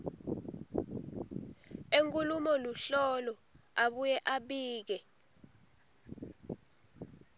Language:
Swati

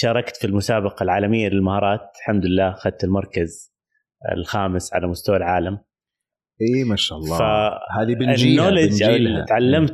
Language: Arabic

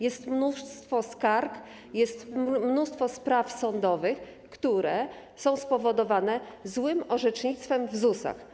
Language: Polish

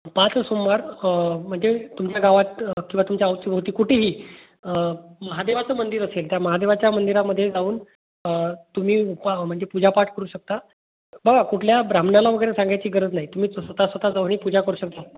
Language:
Marathi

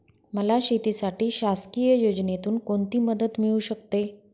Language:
Marathi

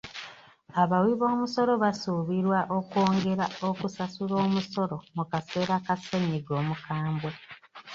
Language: Ganda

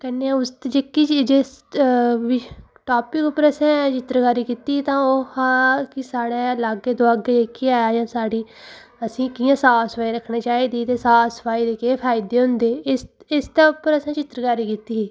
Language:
Dogri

